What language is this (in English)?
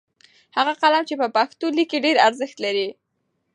Pashto